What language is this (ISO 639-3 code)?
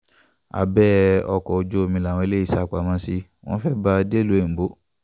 yor